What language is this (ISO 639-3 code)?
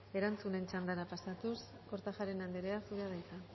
eus